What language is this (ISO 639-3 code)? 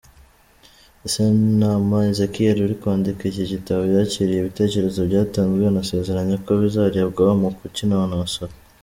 kin